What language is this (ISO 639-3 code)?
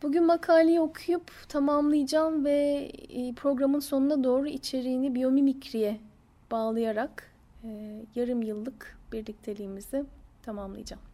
tur